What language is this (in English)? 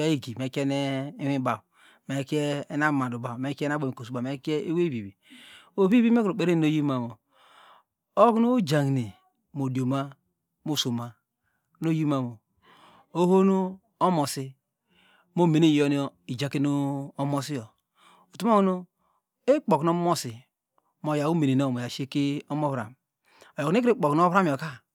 Degema